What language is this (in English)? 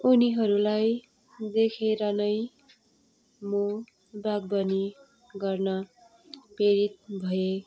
Nepali